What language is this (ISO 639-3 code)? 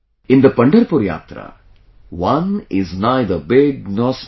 eng